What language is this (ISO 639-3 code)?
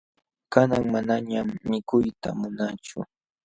qxw